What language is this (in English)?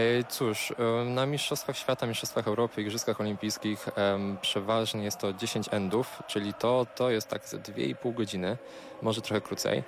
Polish